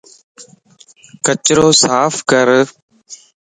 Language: Lasi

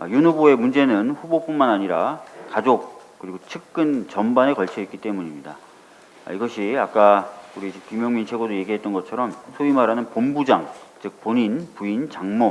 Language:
Korean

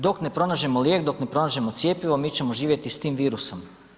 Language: Croatian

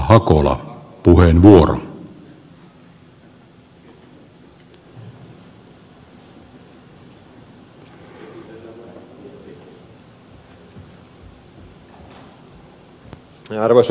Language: Finnish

